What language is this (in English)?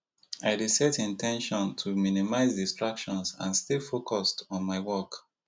Nigerian Pidgin